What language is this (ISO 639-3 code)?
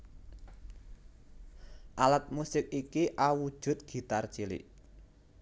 jav